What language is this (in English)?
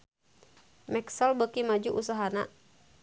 Sundanese